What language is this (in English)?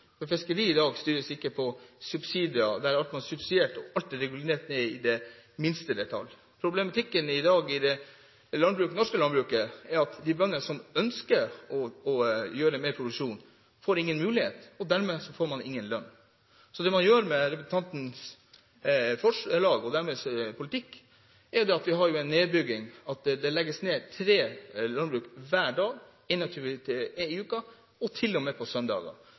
Norwegian Bokmål